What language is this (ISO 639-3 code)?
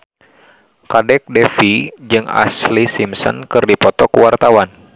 sun